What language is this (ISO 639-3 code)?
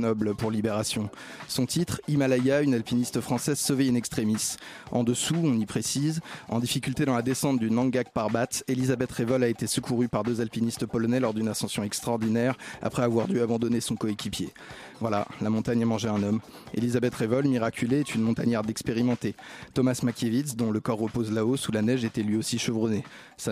fra